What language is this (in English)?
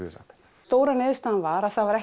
Icelandic